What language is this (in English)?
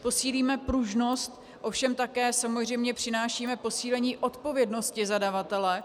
Czech